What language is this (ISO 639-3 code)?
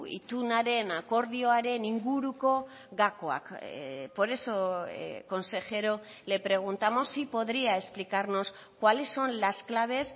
spa